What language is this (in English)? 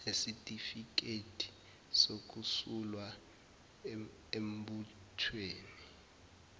Zulu